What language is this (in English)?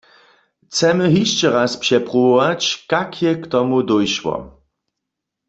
Upper Sorbian